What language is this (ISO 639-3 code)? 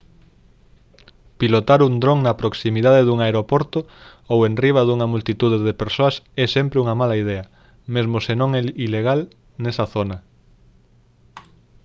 glg